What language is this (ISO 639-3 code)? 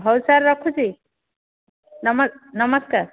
ori